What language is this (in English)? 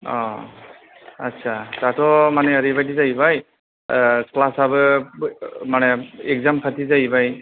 Bodo